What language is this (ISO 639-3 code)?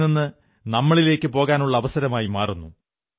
mal